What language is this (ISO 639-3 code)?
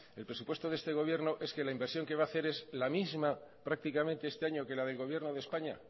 spa